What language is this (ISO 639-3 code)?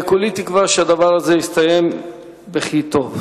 heb